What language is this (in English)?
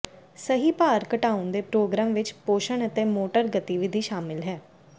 Punjabi